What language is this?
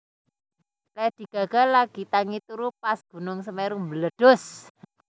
Javanese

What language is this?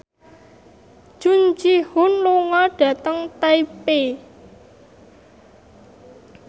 Javanese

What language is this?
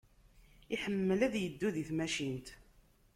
Kabyle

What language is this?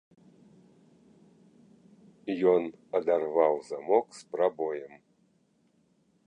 Belarusian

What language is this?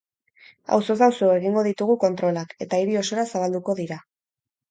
Basque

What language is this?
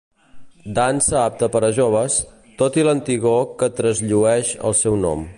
Catalan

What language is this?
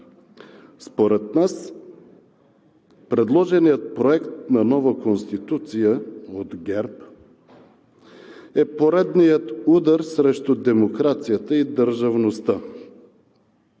Bulgarian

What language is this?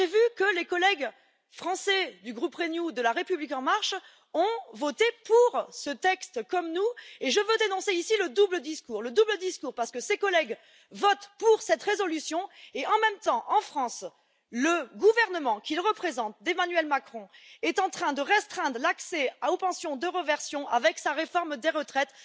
French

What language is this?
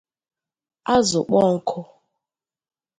Igbo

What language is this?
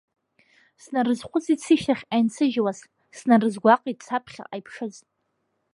Abkhazian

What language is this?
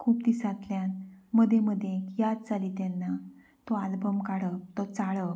Konkani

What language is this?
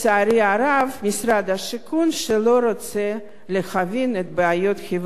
Hebrew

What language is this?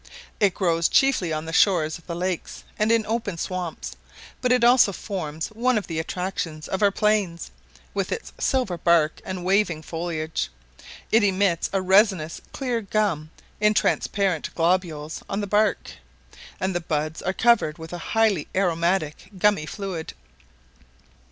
English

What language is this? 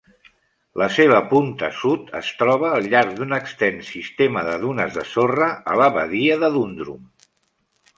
Catalan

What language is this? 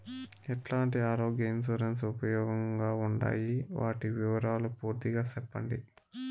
Telugu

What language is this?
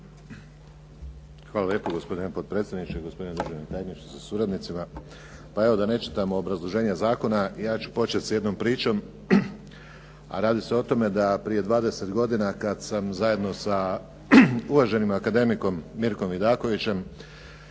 Croatian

